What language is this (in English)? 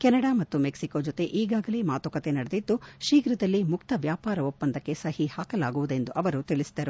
Kannada